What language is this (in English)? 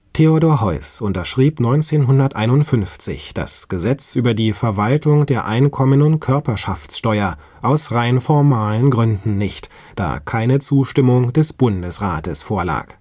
German